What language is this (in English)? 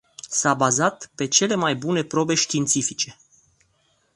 Romanian